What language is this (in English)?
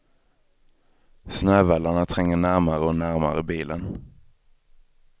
Swedish